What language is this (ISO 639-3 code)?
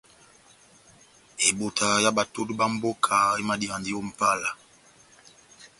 bnm